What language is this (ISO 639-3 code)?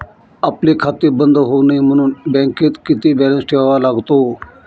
mar